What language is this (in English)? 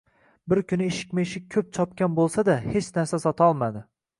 Uzbek